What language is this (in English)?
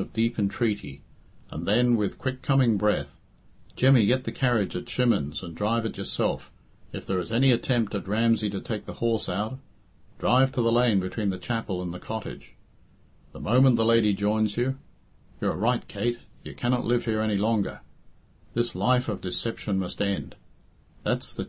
English